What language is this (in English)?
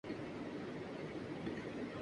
Urdu